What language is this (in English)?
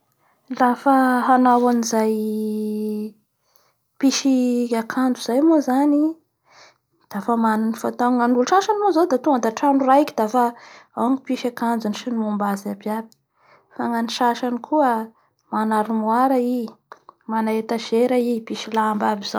Bara Malagasy